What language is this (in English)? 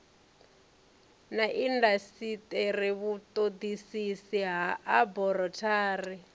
Venda